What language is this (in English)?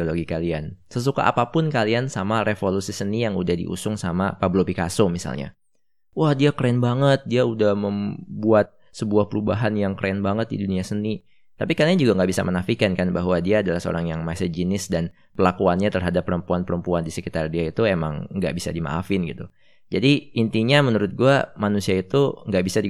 Indonesian